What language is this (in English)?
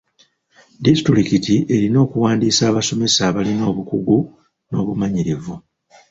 Ganda